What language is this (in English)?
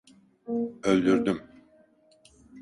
Turkish